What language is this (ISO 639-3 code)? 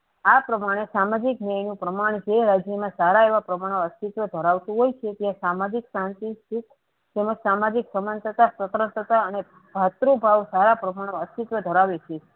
guj